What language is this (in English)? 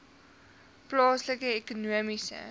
Afrikaans